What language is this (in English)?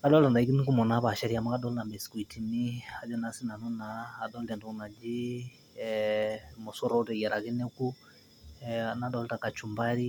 Masai